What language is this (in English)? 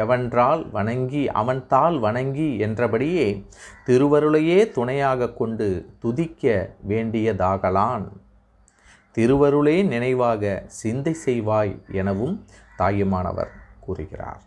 Tamil